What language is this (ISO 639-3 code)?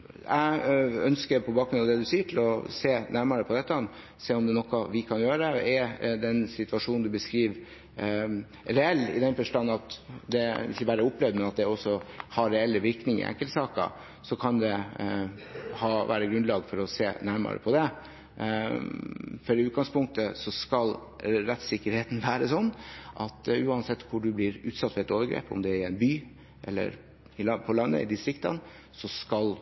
nob